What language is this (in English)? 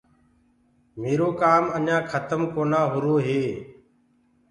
Gurgula